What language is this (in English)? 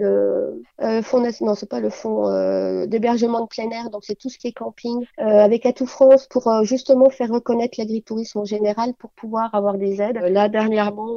French